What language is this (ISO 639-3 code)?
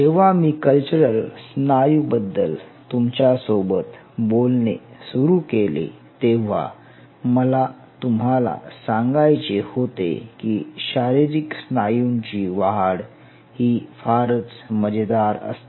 mar